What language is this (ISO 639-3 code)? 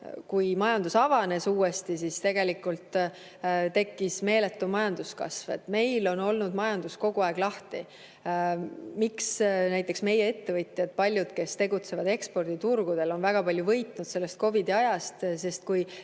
est